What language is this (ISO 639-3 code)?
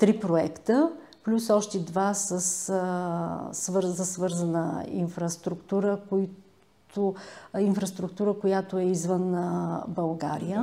bul